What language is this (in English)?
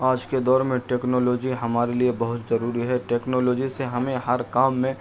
Urdu